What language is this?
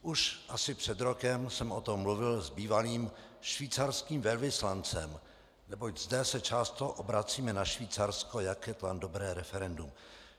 Czech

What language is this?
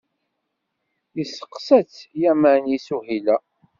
Kabyle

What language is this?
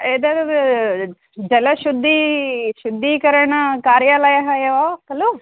Sanskrit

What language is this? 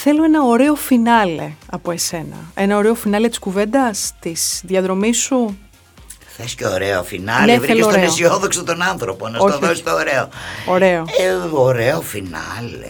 Greek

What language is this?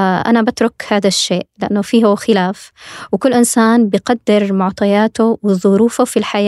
Arabic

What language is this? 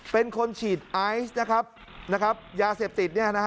Thai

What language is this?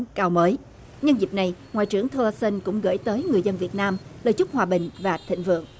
Vietnamese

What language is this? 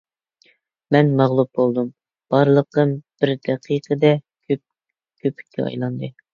Uyghur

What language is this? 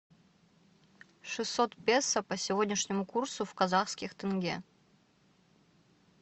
Russian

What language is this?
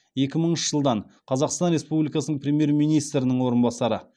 Kazakh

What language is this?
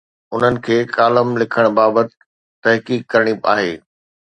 Sindhi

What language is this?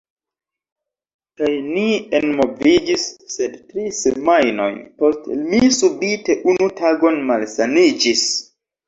Esperanto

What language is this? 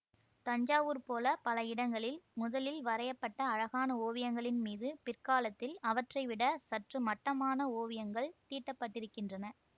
Tamil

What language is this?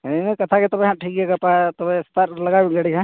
Santali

